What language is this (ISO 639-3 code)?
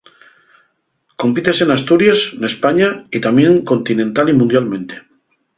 ast